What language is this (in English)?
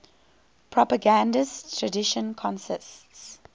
English